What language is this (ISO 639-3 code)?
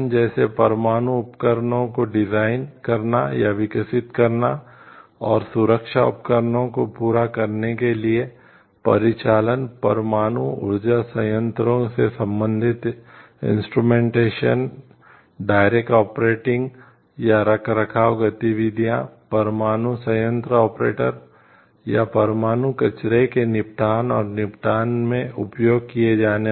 hin